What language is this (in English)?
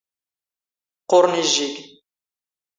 Standard Moroccan Tamazight